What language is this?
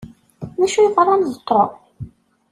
Kabyle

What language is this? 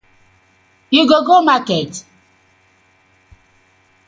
Nigerian Pidgin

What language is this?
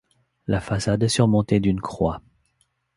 French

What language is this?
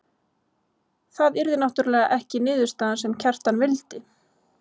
Icelandic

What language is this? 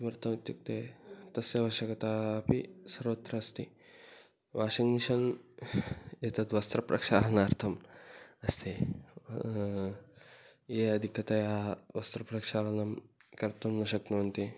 Sanskrit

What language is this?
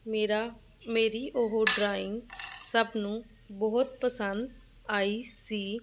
Punjabi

